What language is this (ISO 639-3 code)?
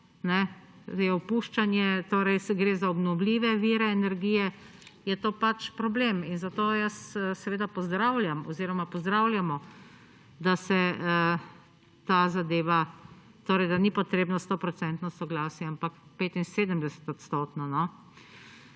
slv